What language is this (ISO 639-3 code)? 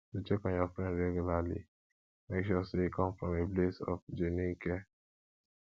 pcm